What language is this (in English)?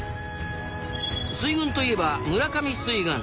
Japanese